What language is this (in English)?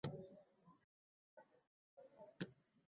Uzbek